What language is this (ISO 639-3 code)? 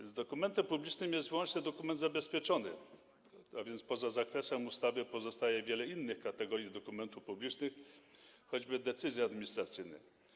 pol